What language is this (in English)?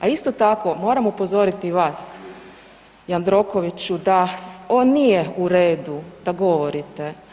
Croatian